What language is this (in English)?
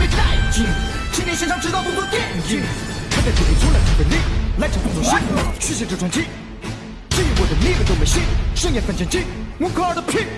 Vietnamese